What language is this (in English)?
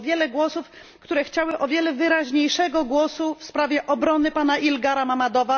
Polish